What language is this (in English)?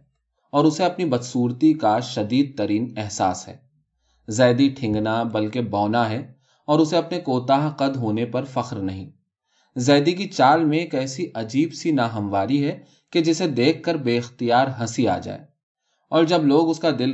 Urdu